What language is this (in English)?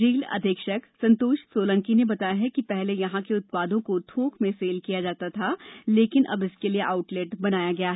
Hindi